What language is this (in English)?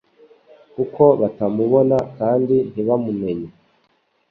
Kinyarwanda